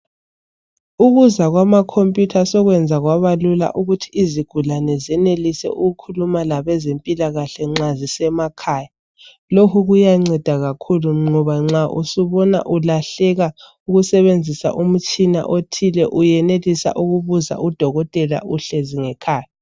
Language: North Ndebele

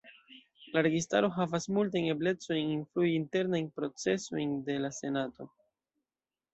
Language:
Esperanto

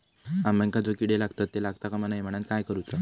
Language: Marathi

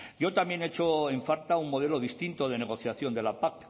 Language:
Spanish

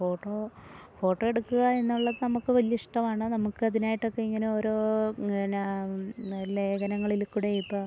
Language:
Malayalam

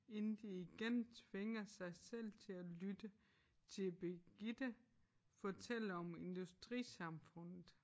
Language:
Danish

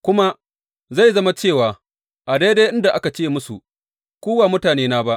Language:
Hausa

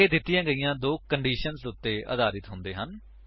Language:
Punjabi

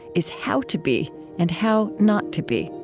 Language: English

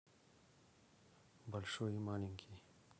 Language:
Russian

